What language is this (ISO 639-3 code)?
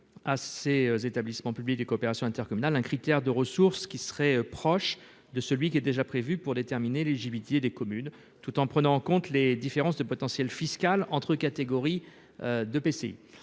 fra